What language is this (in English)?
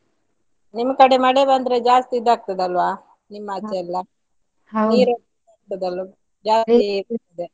Kannada